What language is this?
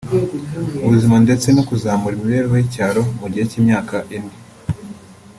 Kinyarwanda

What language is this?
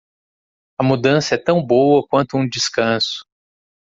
Portuguese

